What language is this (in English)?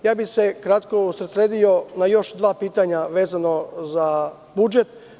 Serbian